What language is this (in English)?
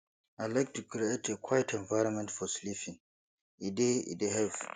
Nigerian Pidgin